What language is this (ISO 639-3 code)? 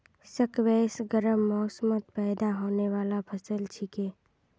mag